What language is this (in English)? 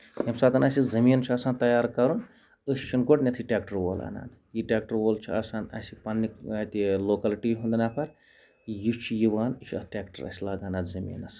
Kashmiri